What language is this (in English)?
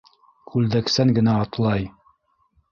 Bashkir